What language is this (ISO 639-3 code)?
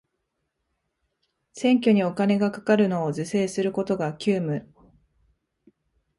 jpn